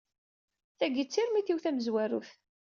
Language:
Kabyle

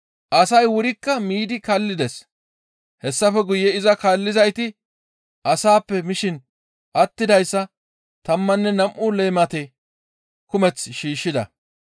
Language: Gamo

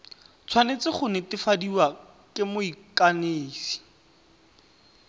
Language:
Tswana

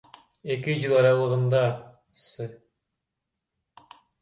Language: Kyrgyz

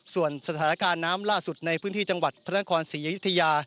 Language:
Thai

